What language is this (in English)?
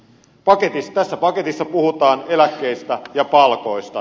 Finnish